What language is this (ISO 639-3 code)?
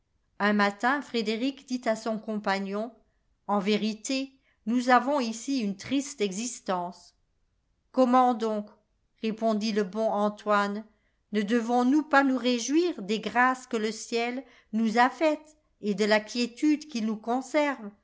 fra